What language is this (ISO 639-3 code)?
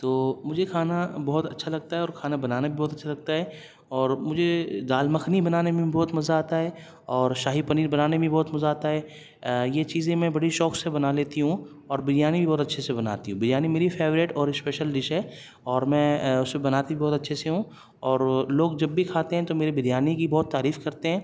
urd